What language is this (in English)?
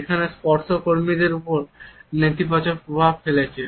Bangla